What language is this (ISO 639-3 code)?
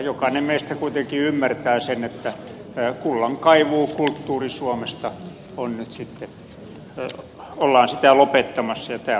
fin